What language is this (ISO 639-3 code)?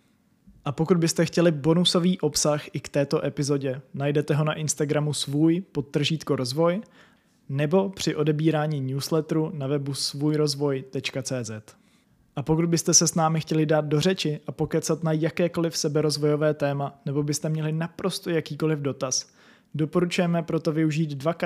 ces